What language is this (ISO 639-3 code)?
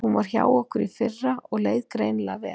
isl